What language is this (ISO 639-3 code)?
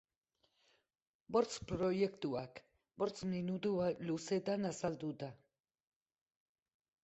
eus